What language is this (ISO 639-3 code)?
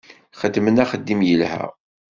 kab